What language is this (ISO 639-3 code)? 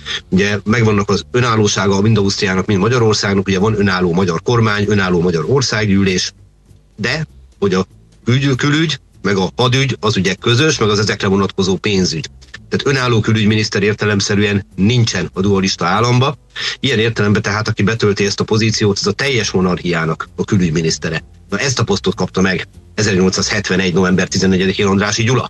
hun